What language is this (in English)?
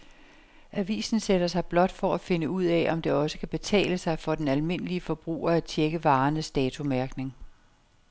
Danish